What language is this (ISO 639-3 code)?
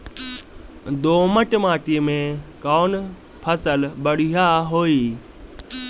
bho